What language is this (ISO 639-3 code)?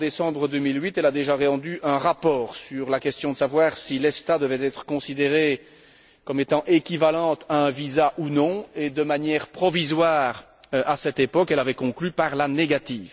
fra